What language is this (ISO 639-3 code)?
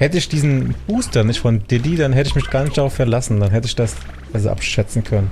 deu